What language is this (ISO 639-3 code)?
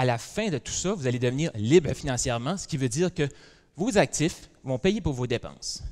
fra